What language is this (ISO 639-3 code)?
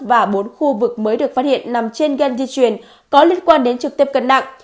vie